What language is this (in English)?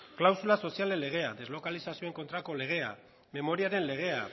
Basque